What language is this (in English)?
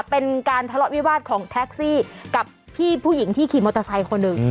Thai